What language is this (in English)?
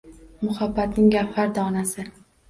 Uzbek